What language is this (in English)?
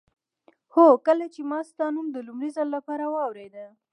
Pashto